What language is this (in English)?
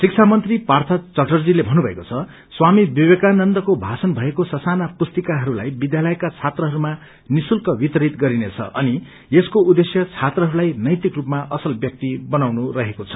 Nepali